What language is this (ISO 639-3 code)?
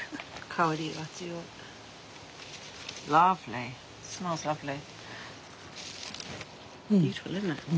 jpn